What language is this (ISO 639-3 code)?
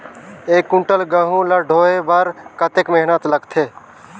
hne